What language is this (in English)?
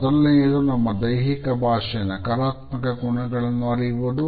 Kannada